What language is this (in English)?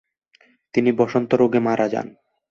Bangla